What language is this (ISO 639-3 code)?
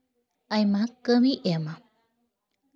sat